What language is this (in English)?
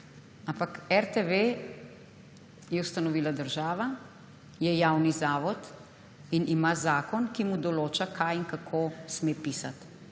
Slovenian